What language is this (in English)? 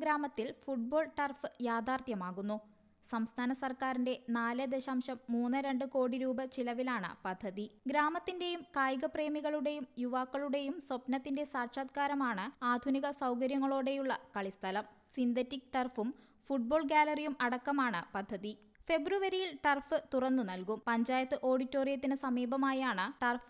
Hindi